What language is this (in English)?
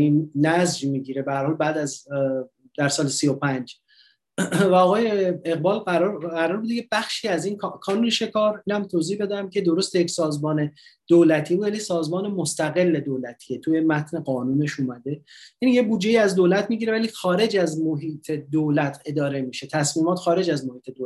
Persian